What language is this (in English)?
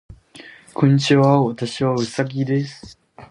Japanese